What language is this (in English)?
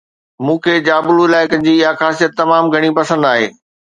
Sindhi